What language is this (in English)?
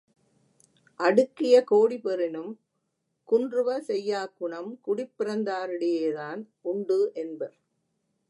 Tamil